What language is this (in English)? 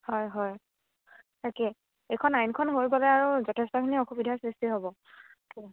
Assamese